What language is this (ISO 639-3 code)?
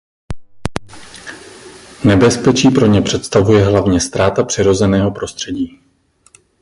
ces